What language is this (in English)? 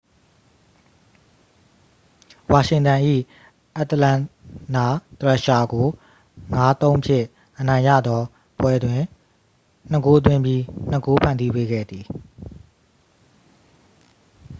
Burmese